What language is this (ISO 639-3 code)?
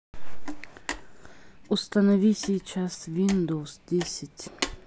rus